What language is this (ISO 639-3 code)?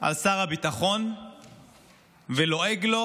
heb